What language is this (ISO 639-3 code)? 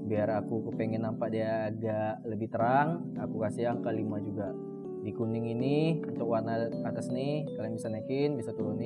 ind